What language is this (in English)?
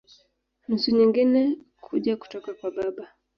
Swahili